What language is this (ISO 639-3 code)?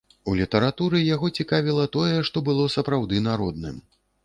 bel